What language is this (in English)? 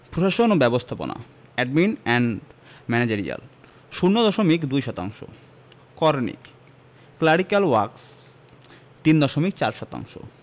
Bangla